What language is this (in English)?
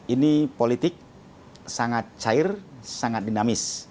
Indonesian